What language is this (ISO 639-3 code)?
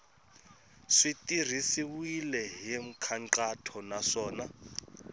tso